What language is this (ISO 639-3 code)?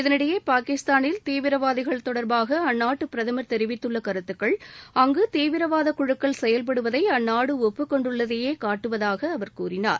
tam